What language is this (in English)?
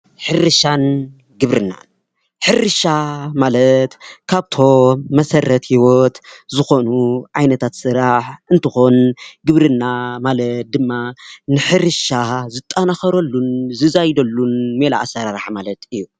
Tigrinya